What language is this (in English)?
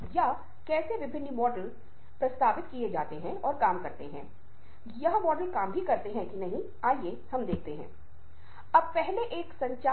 Hindi